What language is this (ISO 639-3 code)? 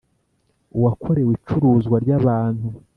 kin